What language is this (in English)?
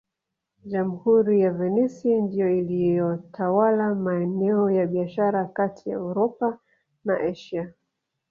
Swahili